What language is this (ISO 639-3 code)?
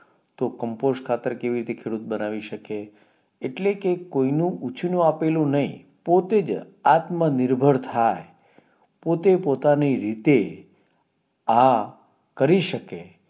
guj